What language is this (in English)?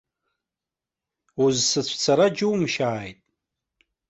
Abkhazian